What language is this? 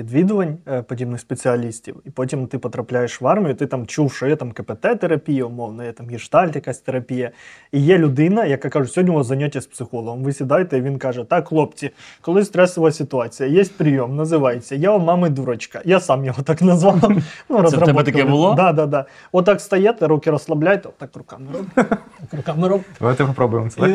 Ukrainian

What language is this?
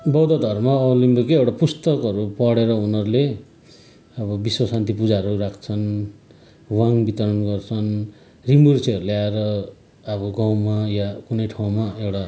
Nepali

